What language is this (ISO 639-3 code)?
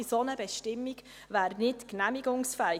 gsw